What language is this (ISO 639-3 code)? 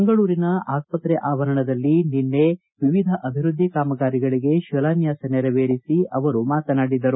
kan